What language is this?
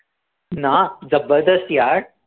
Marathi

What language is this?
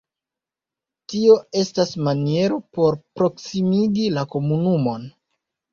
Esperanto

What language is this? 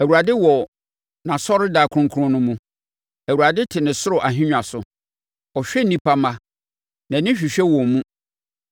Akan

